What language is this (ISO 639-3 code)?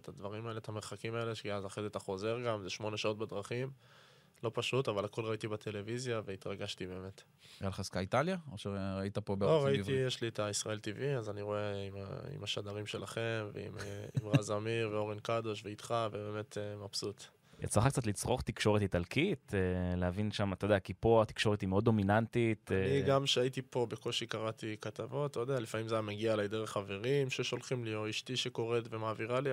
heb